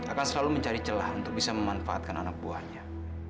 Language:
Indonesian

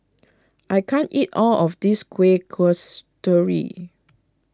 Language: English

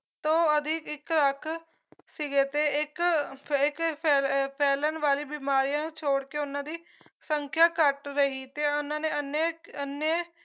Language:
Punjabi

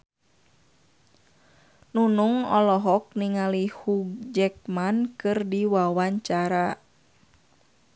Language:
Sundanese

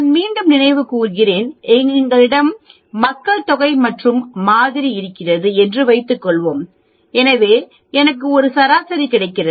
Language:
Tamil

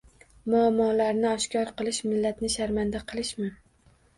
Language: Uzbek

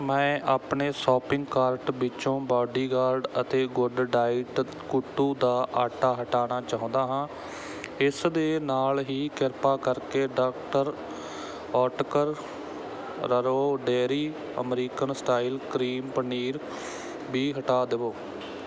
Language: Punjabi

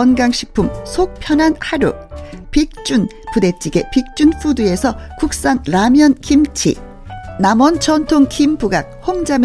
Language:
Korean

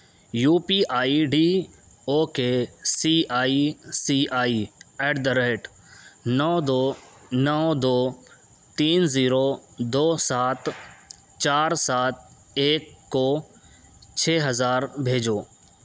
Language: Urdu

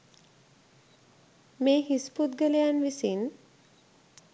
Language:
Sinhala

